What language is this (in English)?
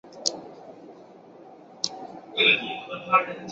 Chinese